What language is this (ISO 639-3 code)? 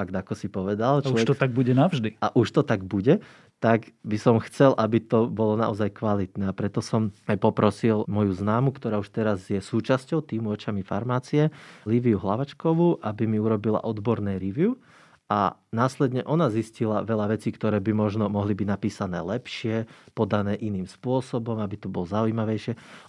slk